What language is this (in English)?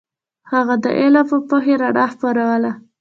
Pashto